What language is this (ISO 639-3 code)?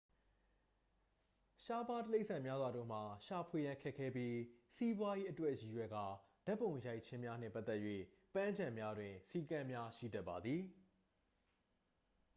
mya